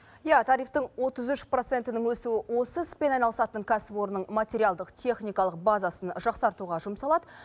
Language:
Kazakh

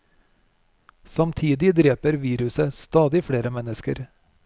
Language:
Norwegian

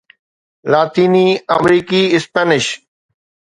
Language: Sindhi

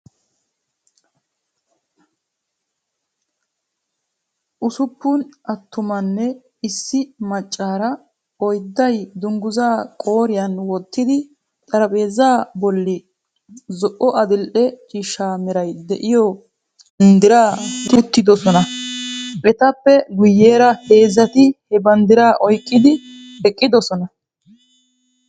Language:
Wolaytta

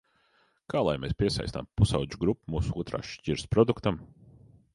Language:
Latvian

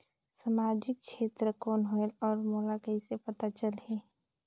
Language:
Chhattisgarhi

